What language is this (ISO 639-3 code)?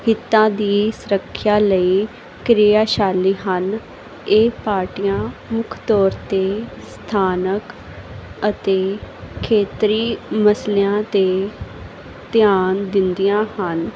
pan